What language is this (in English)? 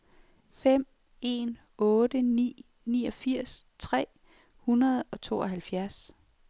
Danish